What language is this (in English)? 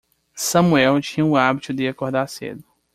Portuguese